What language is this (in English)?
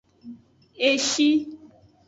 Aja (Benin)